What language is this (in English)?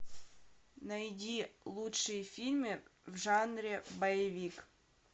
Russian